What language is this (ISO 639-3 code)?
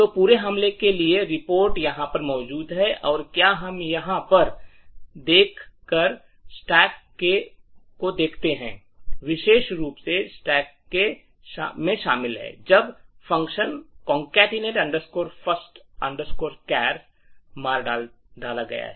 hin